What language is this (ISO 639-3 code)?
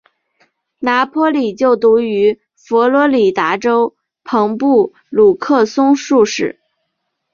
zho